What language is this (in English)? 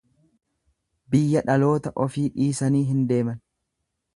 Oromo